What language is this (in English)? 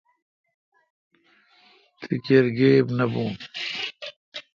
Kalkoti